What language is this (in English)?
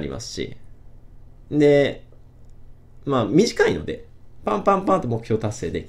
Japanese